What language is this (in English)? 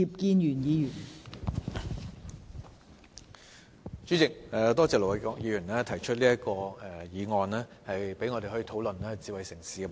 Cantonese